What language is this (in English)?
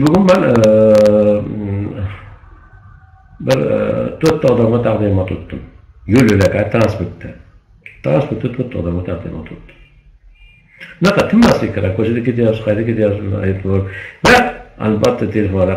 Turkish